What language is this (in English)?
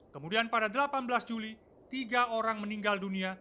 Indonesian